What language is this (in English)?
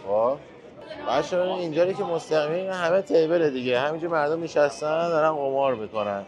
Persian